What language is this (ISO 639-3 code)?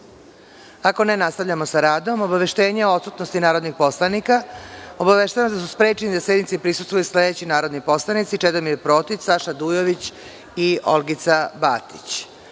srp